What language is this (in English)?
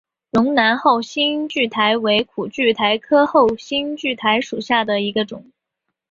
Chinese